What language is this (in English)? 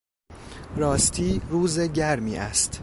Persian